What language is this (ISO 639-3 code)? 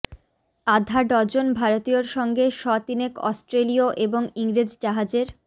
ben